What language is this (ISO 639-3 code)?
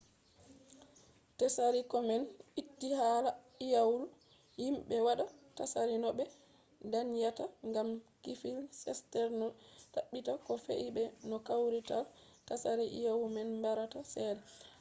ful